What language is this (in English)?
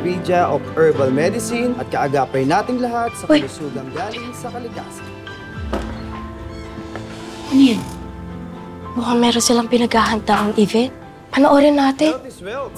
Filipino